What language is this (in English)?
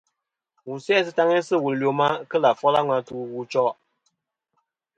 Kom